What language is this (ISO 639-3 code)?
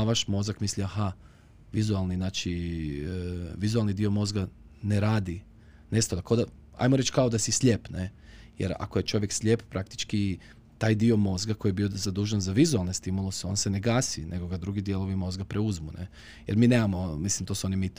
hrv